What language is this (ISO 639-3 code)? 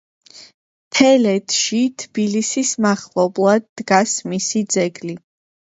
kat